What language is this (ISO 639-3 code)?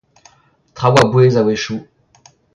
bre